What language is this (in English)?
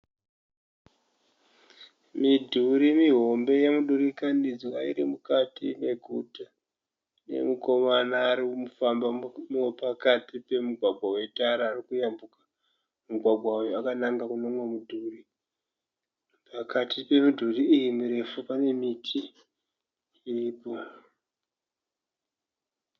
Shona